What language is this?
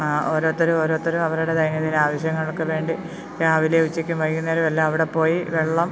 Malayalam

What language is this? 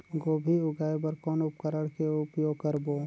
Chhattisgarhi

